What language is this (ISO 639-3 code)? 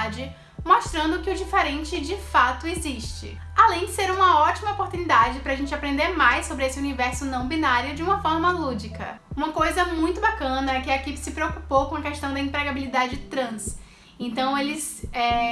por